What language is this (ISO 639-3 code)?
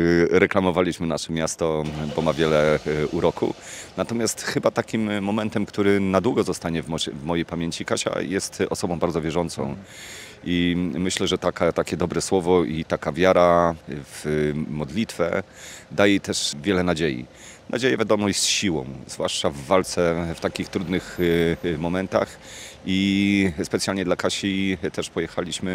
pol